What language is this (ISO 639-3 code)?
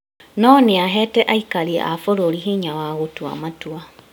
kik